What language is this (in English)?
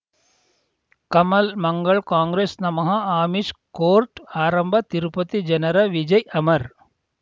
Kannada